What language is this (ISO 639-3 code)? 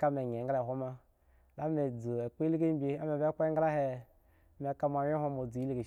ego